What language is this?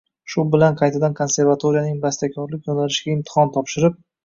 Uzbek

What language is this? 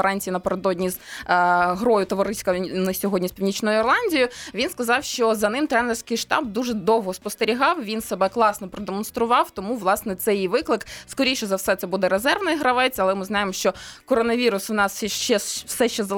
Ukrainian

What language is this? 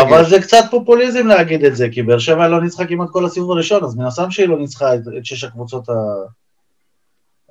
Hebrew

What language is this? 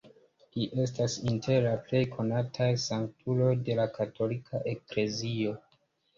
Esperanto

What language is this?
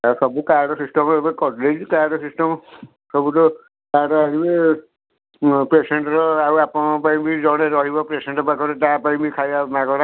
Odia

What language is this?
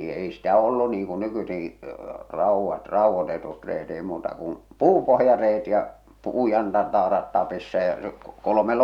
Finnish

